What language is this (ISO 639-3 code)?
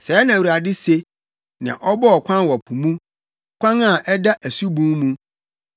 aka